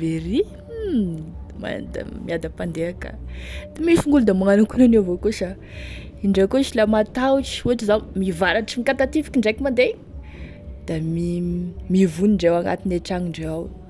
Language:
Tesaka Malagasy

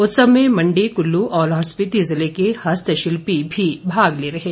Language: Hindi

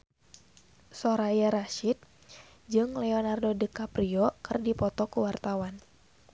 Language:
Sundanese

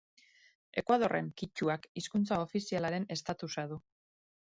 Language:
Basque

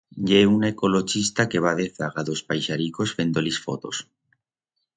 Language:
Aragonese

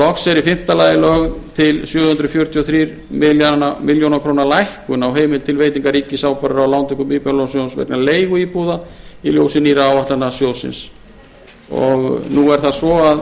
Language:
Icelandic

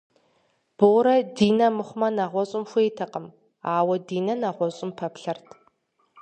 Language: Kabardian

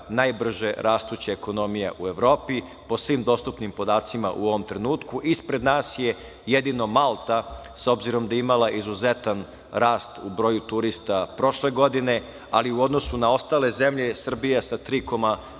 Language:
Serbian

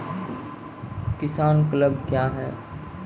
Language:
Maithili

